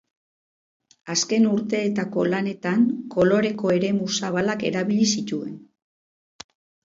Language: Basque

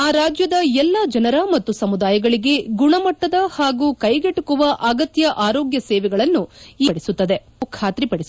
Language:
Kannada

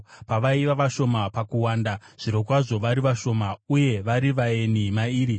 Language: Shona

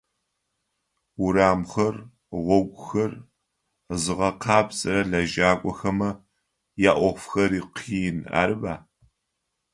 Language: Adyghe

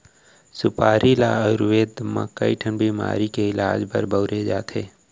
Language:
Chhattisgarhi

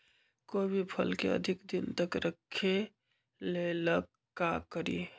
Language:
Magahi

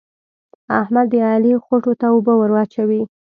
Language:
Pashto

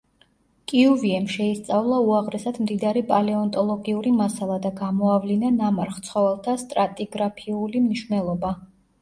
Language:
Georgian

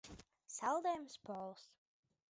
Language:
Latvian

